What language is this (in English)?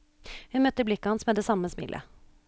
Norwegian